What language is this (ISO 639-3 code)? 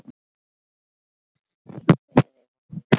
isl